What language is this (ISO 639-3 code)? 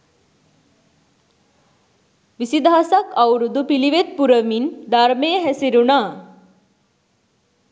sin